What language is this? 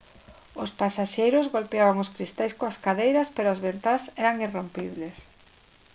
Galician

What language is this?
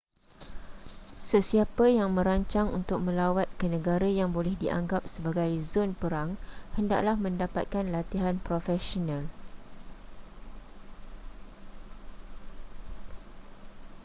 Malay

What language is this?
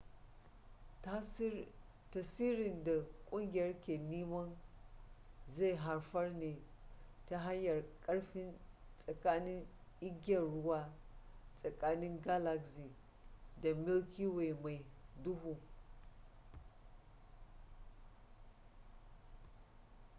Hausa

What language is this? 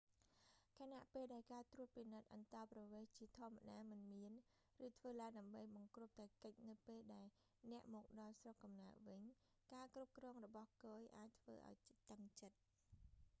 Khmer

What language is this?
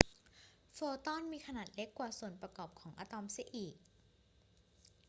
Thai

